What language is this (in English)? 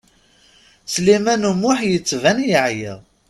Kabyle